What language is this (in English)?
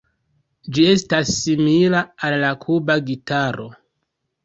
Esperanto